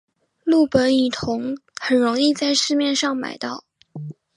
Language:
Chinese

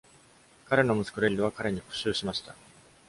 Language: Japanese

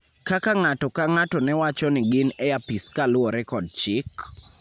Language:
Luo (Kenya and Tanzania)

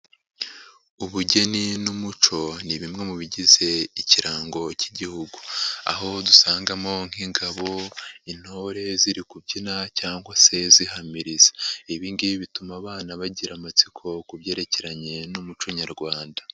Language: Kinyarwanda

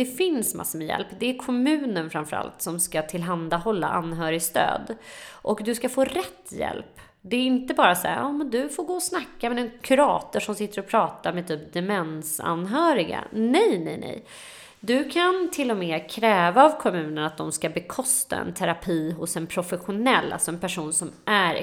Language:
Swedish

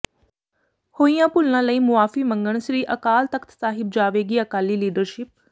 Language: Punjabi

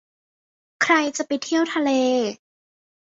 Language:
Thai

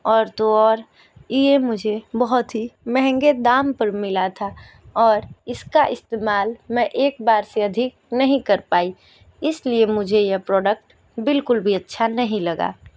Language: Hindi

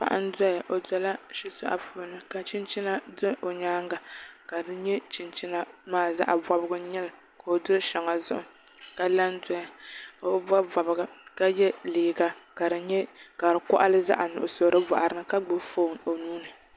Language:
Dagbani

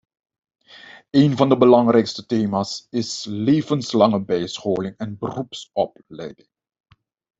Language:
Dutch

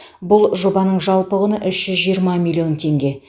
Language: Kazakh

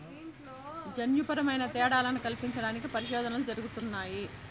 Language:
Telugu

